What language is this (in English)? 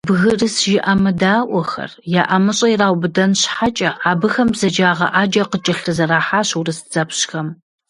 Kabardian